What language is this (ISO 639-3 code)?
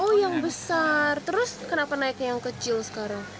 ind